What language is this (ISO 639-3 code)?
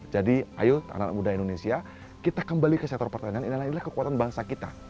ind